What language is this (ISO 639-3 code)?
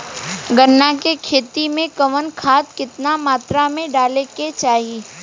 bho